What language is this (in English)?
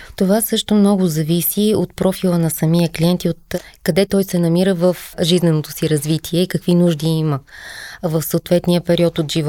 Bulgarian